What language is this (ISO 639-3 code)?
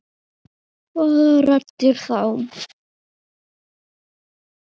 isl